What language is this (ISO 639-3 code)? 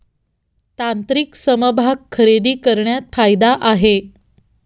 mar